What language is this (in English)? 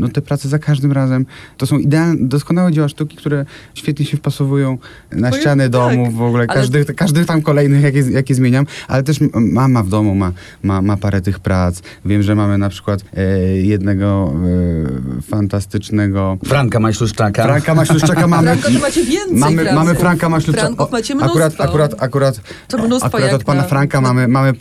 Polish